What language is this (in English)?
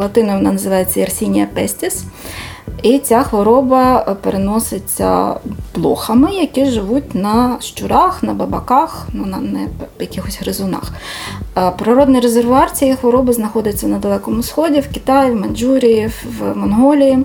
Ukrainian